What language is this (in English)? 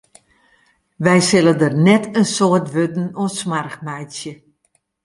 Western Frisian